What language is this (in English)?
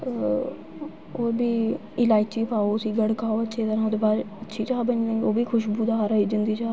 Dogri